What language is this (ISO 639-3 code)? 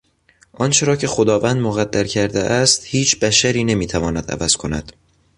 fas